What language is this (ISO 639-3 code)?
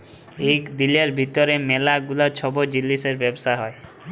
ben